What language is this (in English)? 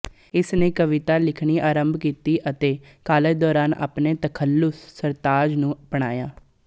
Punjabi